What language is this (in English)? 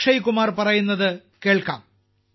Malayalam